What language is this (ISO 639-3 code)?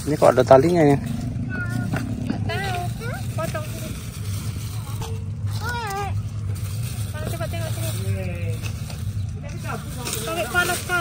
ind